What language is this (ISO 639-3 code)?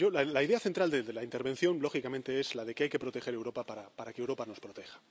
spa